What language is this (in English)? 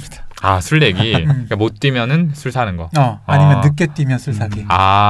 Korean